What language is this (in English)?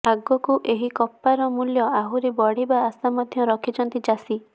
Odia